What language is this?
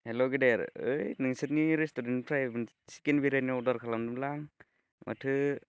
Bodo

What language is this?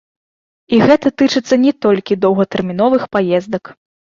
Belarusian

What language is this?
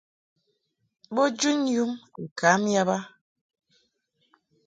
Mungaka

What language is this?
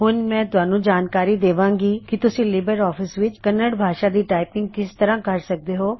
Punjabi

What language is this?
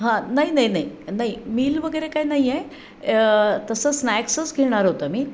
Marathi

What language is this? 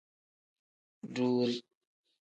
Tem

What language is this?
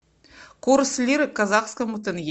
Russian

